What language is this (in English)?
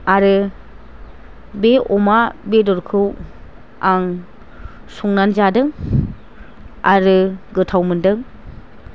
Bodo